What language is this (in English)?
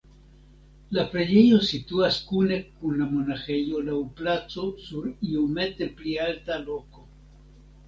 Esperanto